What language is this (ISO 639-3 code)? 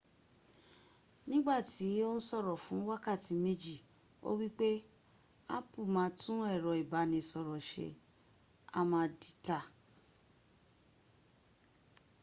yor